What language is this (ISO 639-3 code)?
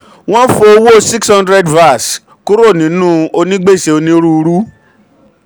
yor